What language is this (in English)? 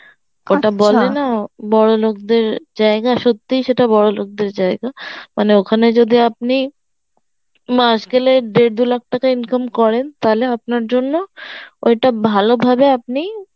Bangla